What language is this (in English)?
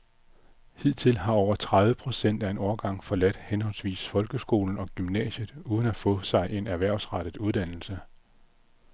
Danish